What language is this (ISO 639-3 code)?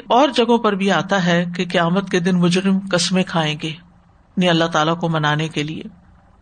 urd